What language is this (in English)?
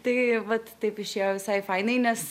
Lithuanian